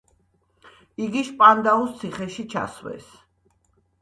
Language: Georgian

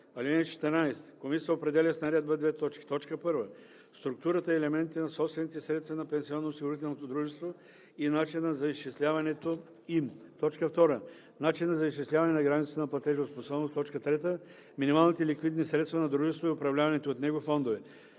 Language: Bulgarian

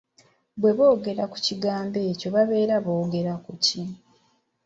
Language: Ganda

